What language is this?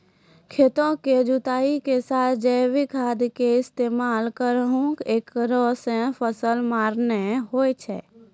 Maithili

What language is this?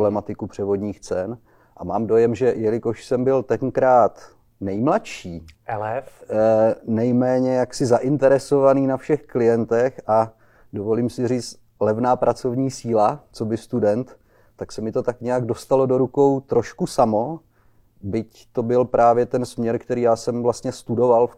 Czech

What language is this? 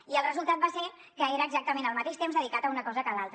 Catalan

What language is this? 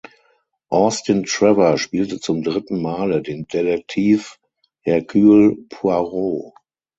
German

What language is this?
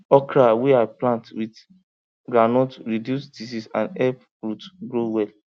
Nigerian Pidgin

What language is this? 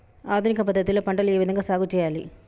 Telugu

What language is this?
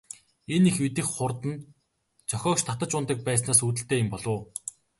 Mongolian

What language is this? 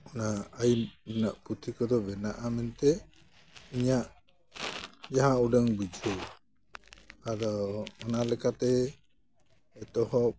Santali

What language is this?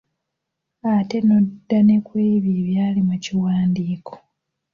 Ganda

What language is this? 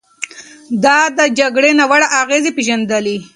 Pashto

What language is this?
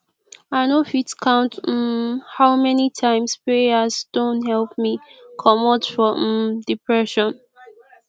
Nigerian Pidgin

